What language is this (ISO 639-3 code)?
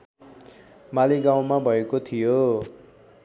nep